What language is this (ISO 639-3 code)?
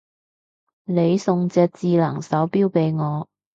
yue